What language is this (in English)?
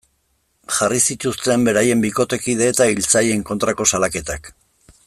Basque